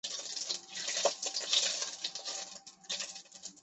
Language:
Chinese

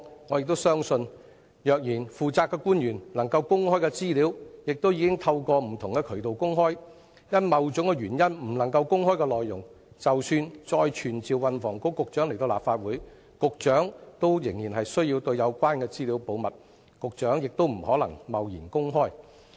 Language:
Cantonese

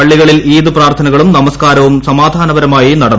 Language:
Malayalam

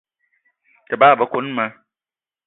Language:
Eton (Cameroon)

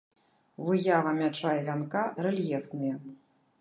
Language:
Belarusian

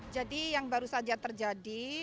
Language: Indonesian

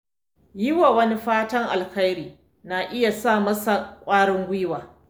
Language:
Hausa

